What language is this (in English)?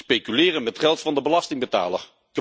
Dutch